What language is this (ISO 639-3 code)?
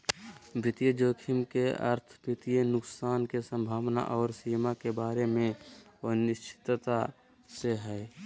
mag